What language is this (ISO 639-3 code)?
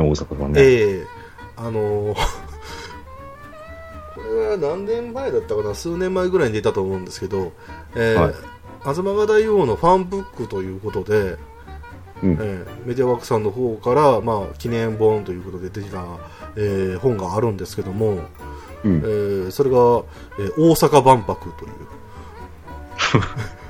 jpn